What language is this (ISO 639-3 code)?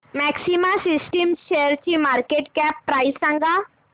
mar